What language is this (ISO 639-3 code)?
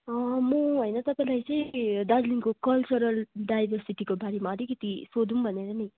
nep